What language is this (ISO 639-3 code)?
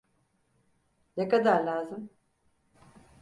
tur